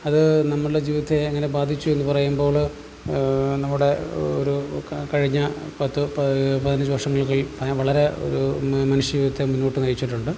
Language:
Malayalam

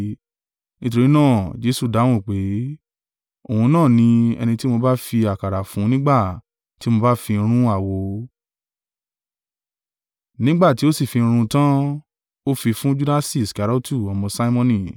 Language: Yoruba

